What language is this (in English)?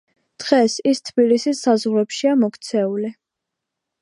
Georgian